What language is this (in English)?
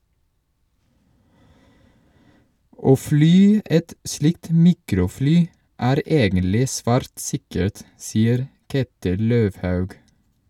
Norwegian